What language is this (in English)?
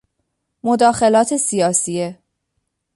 Persian